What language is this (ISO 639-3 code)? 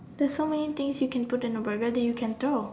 eng